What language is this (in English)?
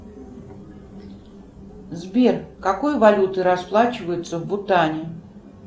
Russian